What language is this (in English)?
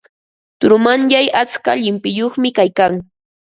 Ambo-Pasco Quechua